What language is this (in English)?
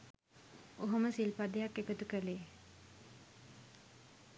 Sinhala